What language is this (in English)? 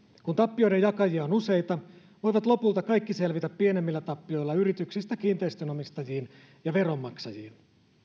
Finnish